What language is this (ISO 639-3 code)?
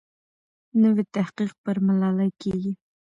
pus